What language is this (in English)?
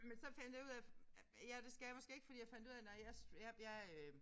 Danish